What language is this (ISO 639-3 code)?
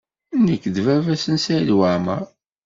kab